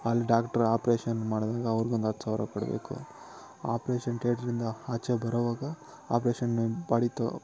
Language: Kannada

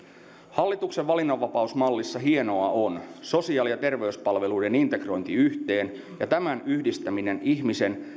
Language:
Finnish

